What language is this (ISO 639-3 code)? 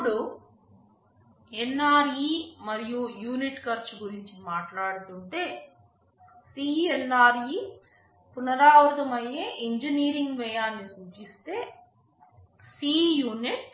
tel